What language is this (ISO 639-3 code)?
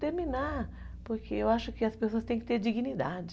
por